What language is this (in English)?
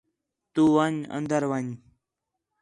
Khetrani